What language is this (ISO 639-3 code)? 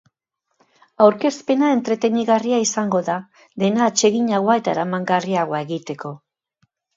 eus